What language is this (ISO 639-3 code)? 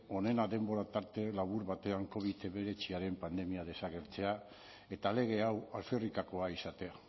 eus